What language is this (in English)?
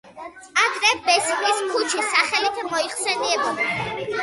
Georgian